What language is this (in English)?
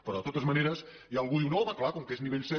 Catalan